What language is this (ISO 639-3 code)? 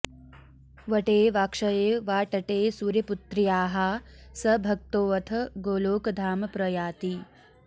san